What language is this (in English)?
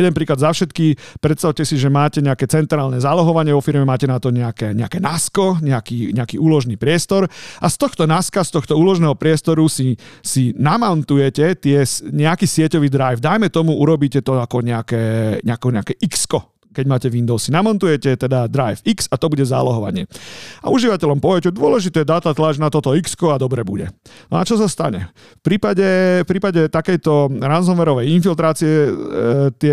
Slovak